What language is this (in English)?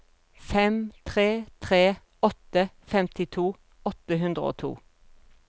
Norwegian